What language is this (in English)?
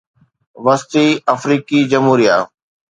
Sindhi